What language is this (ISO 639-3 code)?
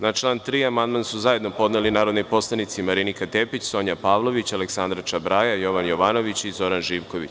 srp